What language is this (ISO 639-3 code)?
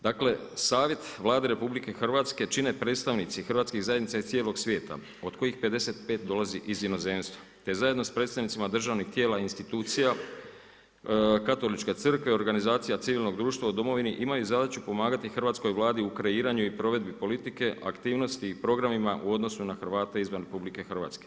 hrv